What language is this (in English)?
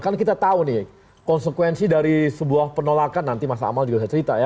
Indonesian